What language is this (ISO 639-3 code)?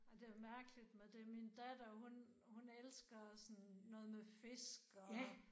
dan